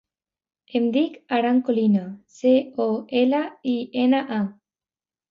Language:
Catalan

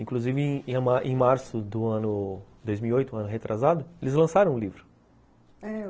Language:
Portuguese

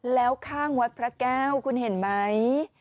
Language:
Thai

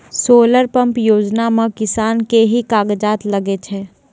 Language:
Maithili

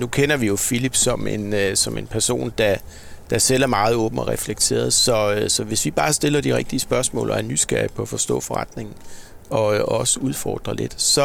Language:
Danish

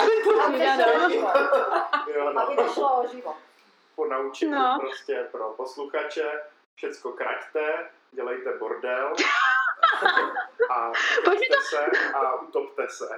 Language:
Czech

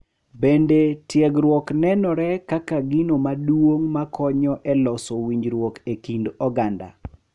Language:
Luo (Kenya and Tanzania)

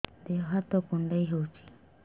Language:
Odia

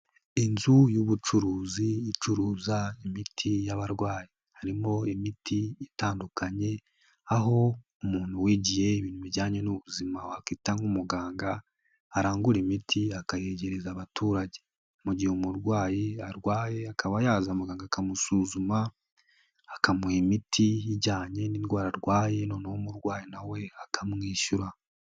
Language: Kinyarwanda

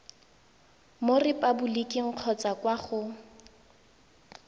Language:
Tswana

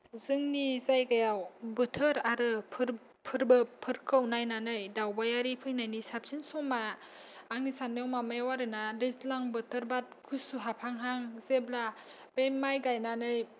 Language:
Bodo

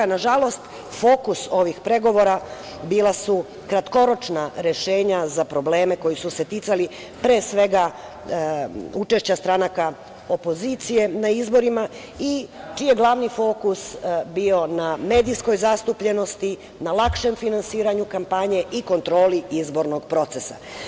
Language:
Serbian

